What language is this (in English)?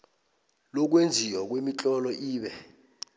South Ndebele